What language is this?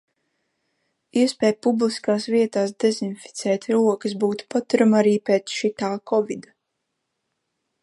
Latvian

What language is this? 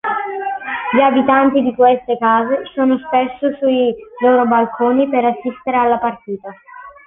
Italian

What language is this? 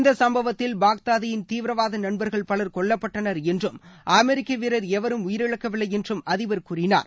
Tamil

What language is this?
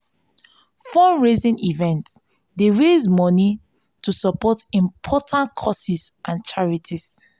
Nigerian Pidgin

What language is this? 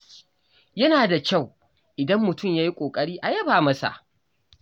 Hausa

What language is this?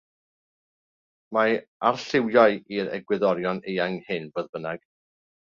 Welsh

